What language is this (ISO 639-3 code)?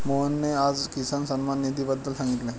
mar